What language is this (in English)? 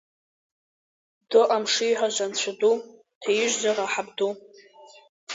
Abkhazian